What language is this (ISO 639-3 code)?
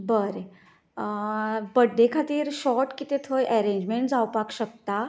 kok